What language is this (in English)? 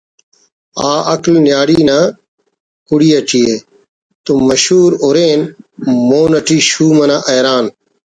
Brahui